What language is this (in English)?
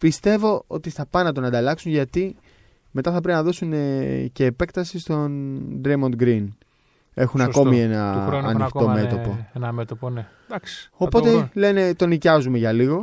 Greek